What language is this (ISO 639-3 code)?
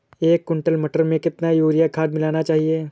hin